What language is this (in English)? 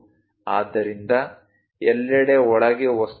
Kannada